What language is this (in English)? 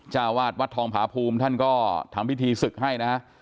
Thai